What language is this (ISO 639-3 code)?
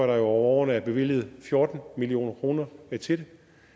dan